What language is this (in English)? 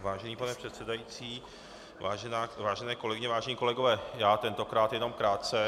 Czech